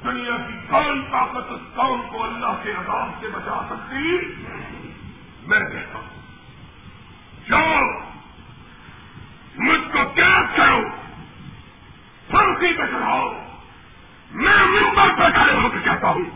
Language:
Urdu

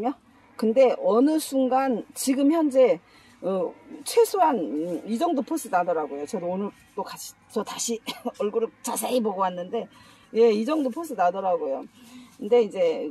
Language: Korean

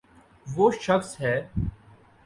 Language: Urdu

